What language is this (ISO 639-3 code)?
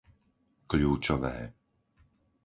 slk